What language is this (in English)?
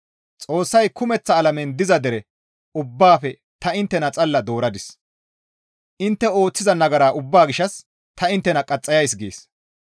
Gamo